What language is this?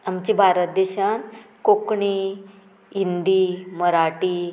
Konkani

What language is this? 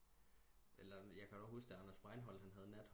Danish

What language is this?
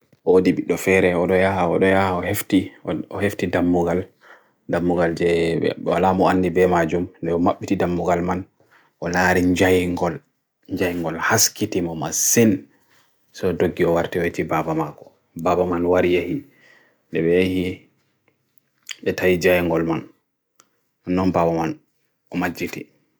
Bagirmi Fulfulde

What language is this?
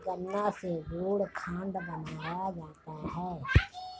Hindi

